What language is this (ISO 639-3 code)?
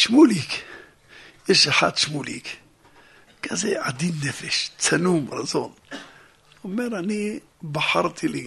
heb